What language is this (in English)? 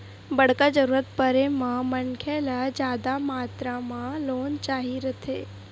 Chhattisgarhi